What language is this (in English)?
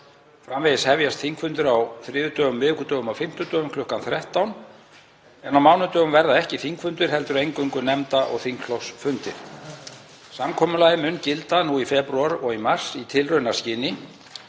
Icelandic